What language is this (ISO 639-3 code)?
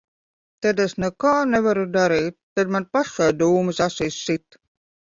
lav